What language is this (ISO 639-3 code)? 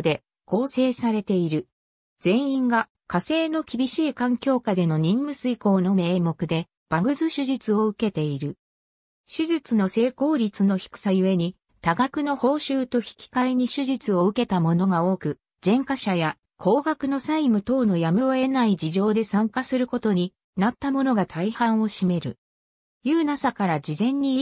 jpn